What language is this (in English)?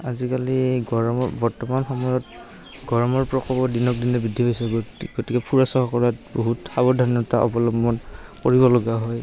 Assamese